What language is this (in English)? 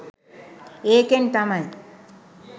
Sinhala